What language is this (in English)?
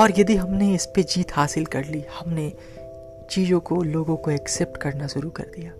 Hindi